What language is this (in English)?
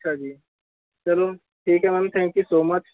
Punjabi